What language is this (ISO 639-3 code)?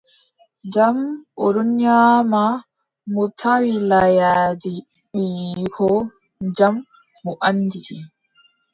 fub